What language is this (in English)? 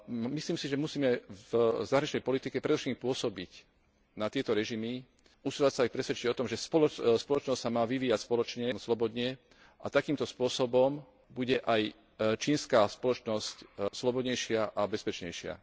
Slovak